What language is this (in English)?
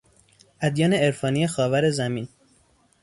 Persian